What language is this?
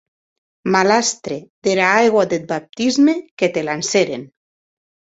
Occitan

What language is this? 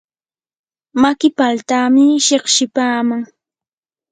Yanahuanca Pasco Quechua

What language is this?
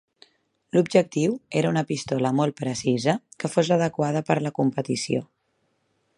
Catalan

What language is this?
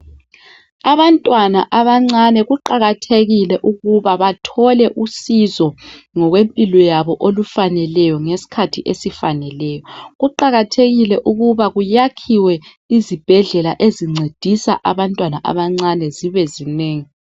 North Ndebele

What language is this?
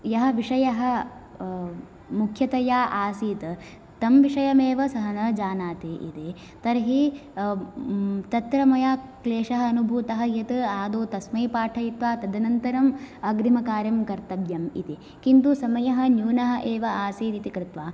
Sanskrit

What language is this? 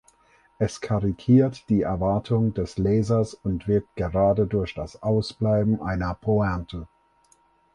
German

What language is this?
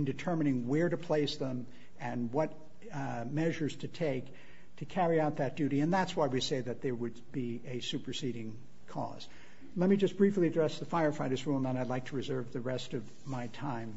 English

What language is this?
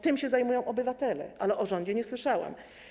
Polish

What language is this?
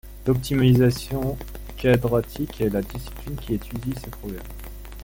French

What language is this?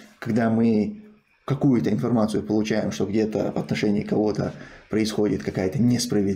Russian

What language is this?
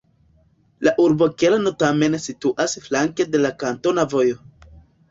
Esperanto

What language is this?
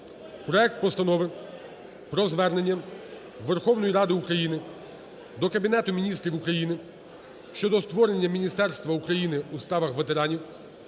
Ukrainian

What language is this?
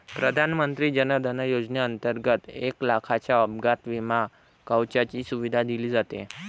Marathi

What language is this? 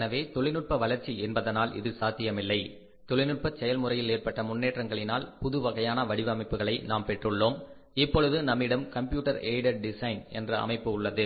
Tamil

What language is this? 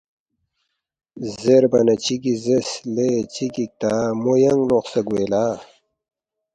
Balti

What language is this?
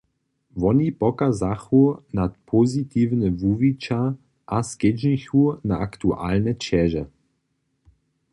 Upper Sorbian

